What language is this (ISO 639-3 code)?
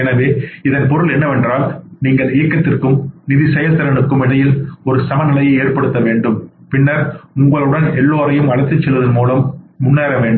tam